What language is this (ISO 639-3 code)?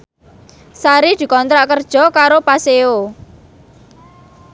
jav